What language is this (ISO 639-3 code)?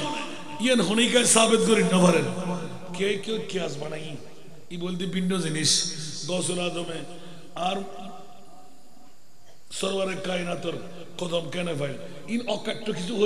ara